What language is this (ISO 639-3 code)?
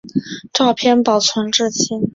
zho